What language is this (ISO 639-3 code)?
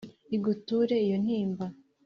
kin